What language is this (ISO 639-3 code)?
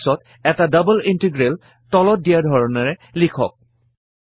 asm